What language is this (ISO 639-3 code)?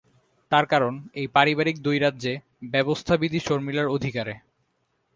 ben